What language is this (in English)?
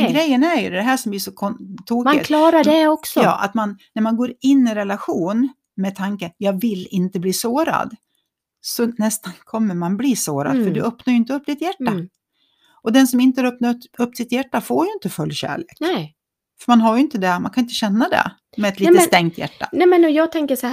Swedish